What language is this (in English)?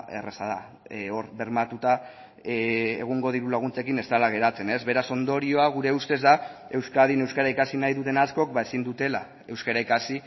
Basque